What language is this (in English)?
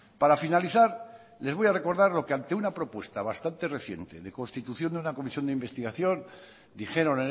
Spanish